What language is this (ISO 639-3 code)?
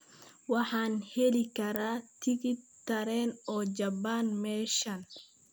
som